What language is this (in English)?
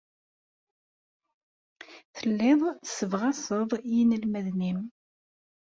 Kabyle